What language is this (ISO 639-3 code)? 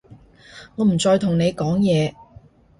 yue